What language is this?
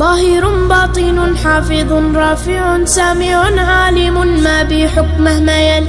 Arabic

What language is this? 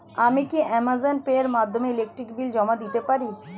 Bangla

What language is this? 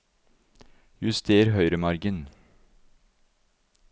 Norwegian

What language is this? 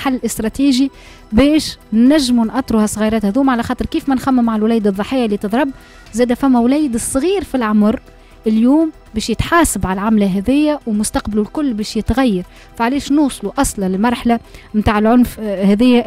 Arabic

